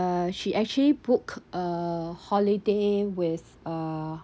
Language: English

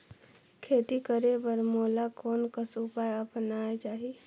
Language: Chhattisgarhi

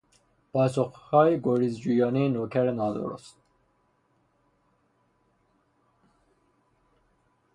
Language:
Persian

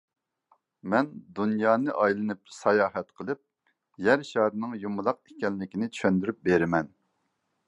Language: Uyghur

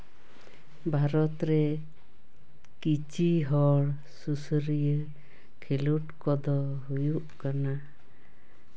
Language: Santali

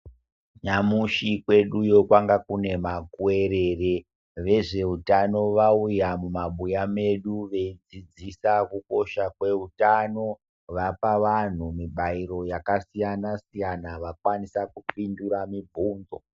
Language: Ndau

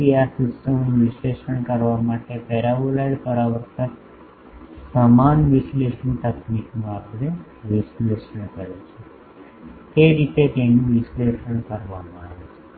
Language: Gujarati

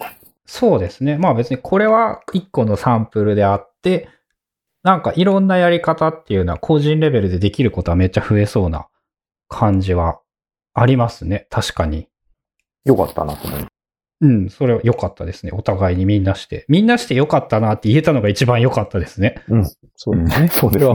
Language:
Japanese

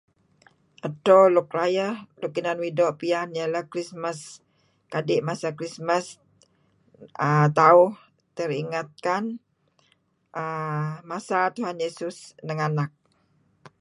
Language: Kelabit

